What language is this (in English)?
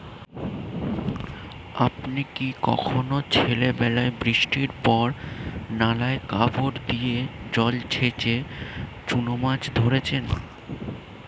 Bangla